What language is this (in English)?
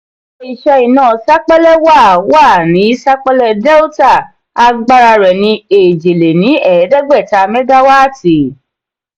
Yoruba